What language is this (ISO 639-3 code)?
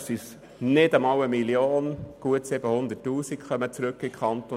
gsw